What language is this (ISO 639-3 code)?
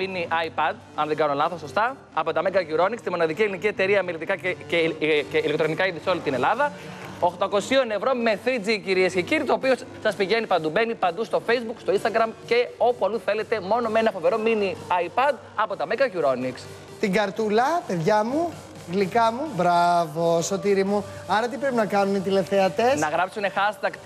ell